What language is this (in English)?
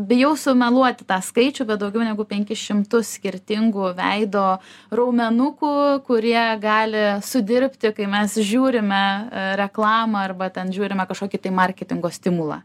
Lithuanian